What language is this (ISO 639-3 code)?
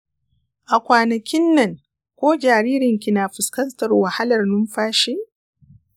hau